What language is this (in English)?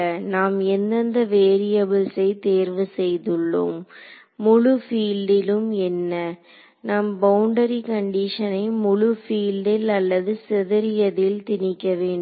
Tamil